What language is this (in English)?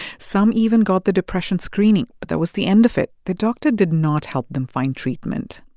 English